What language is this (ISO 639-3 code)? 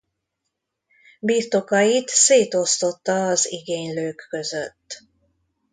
hun